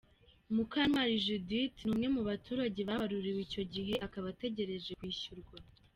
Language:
Kinyarwanda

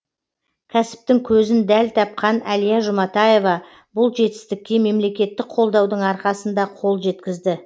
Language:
Kazakh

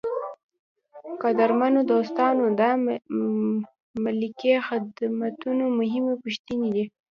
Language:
Pashto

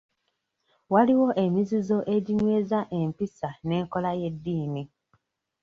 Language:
Ganda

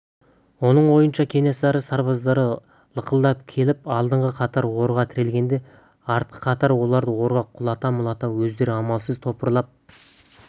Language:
Kazakh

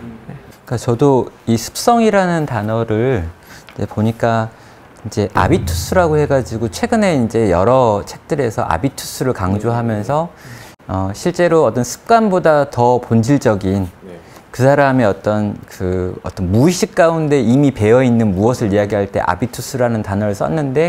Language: Korean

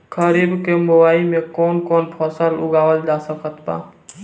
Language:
Bhojpuri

